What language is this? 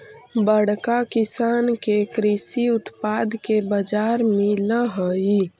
Magahi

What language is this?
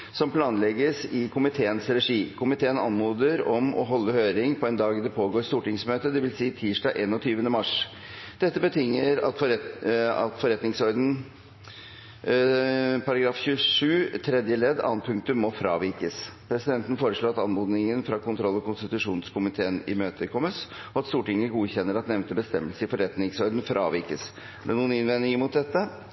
Norwegian Bokmål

